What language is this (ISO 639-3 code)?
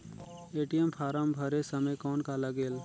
hne